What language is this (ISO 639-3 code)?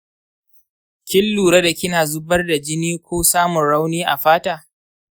hau